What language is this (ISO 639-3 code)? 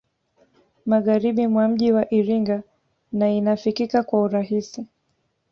swa